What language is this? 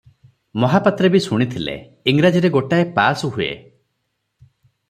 Odia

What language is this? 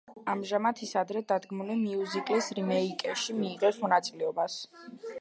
Georgian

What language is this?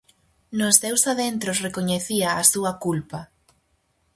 Galician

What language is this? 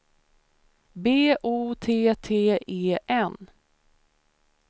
Swedish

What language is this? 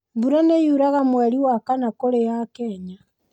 Kikuyu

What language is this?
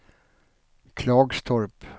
Swedish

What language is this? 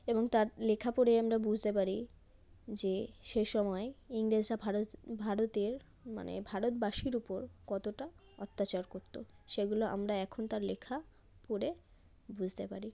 Bangla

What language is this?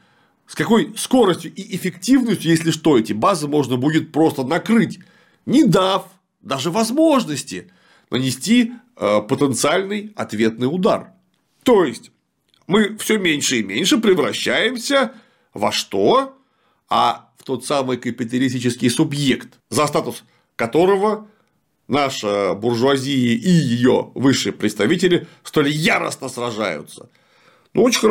Russian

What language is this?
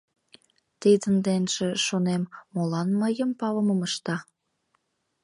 Mari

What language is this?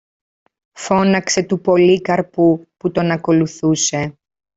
Greek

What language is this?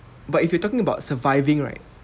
English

